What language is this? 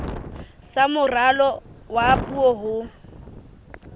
Southern Sotho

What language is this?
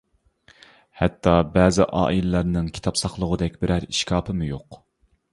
Uyghur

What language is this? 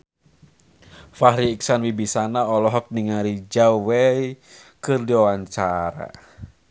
Sundanese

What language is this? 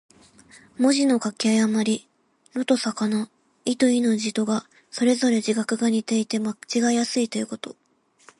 Japanese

